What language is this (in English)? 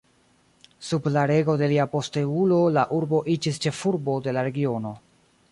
Esperanto